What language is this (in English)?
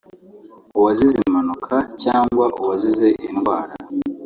Kinyarwanda